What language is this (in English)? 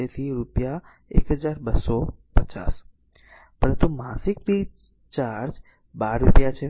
Gujarati